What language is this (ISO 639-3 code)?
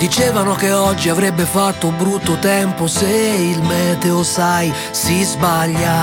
ita